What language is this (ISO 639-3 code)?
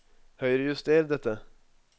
nor